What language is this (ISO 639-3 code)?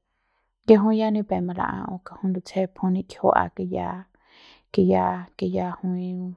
pbs